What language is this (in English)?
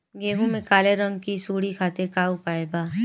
Bhojpuri